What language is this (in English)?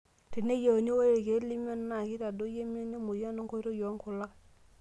Masai